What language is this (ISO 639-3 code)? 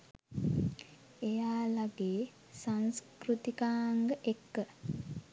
sin